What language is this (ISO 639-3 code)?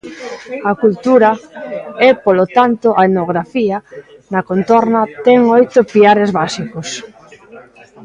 glg